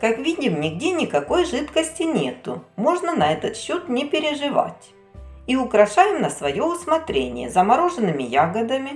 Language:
Russian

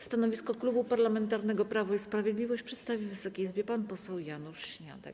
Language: Polish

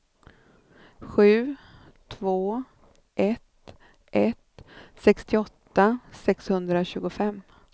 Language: Swedish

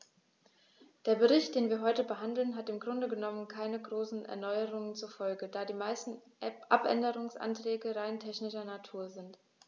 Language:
German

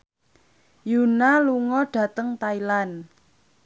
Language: Javanese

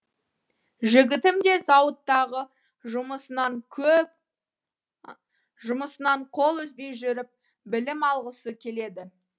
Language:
Kazakh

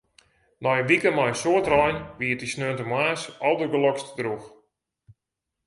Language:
Western Frisian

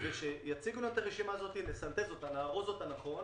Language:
Hebrew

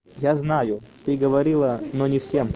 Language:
Russian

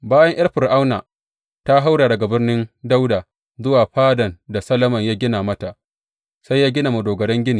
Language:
Hausa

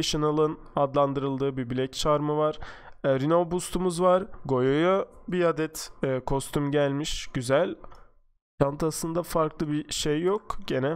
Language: Turkish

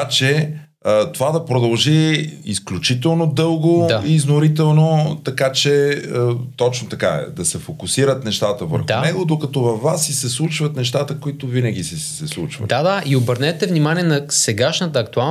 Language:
Bulgarian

